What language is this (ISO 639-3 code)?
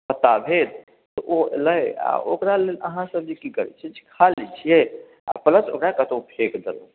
mai